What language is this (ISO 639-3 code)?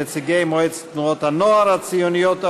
heb